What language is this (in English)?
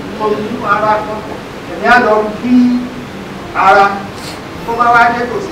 Arabic